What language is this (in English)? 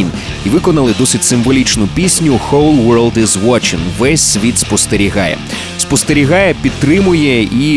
Ukrainian